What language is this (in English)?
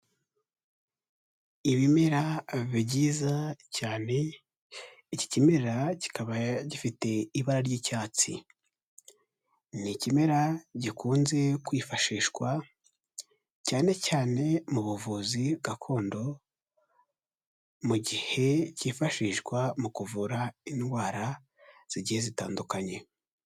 Kinyarwanda